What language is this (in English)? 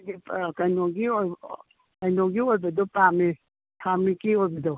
Manipuri